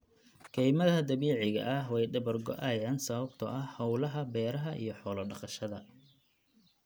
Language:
Somali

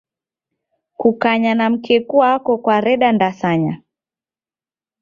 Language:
Taita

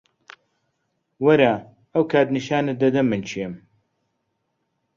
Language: Central Kurdish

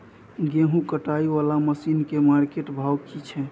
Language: Maithili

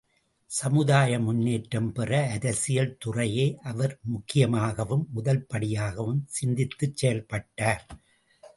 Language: Tamil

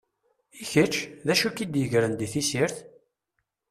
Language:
Kabyle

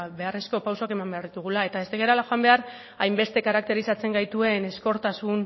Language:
Basque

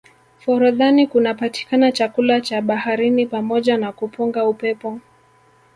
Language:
Swahili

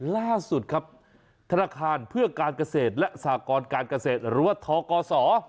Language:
Thai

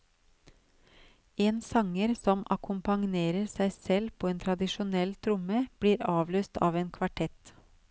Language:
Norwegian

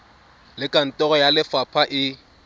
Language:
Tswana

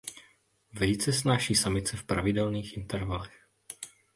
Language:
Czech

